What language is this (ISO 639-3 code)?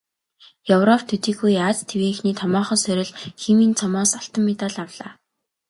mon